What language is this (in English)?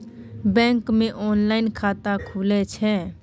Maithili